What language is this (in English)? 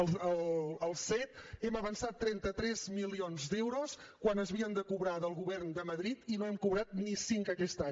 Catalan